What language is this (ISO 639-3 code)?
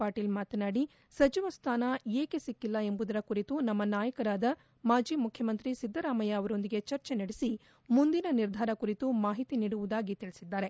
kan